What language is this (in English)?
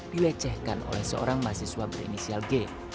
Indonesian